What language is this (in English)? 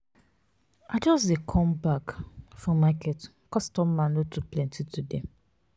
Nigerian Pidgin